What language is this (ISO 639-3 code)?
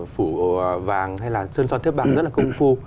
vie